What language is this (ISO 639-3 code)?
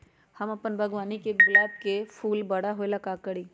mag